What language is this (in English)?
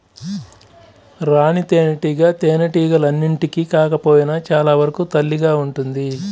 Telugu